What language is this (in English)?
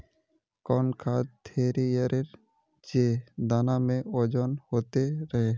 Magahi